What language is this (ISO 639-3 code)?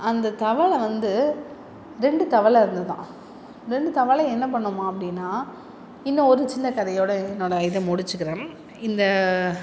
tam